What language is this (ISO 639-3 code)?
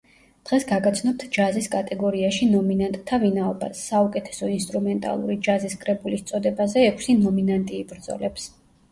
kat